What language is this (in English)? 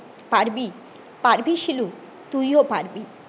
Bangla